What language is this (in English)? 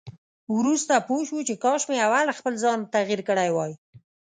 Pashto